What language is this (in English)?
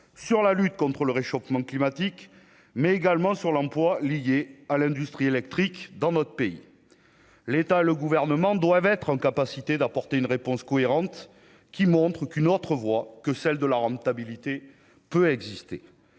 French